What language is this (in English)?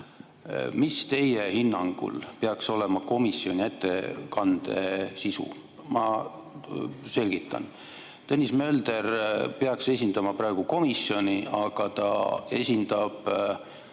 Estonian